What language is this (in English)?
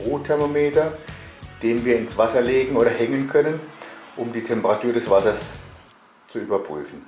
German